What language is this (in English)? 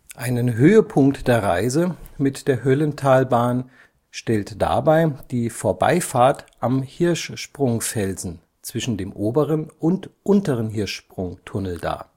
German